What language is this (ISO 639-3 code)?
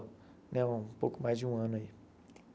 por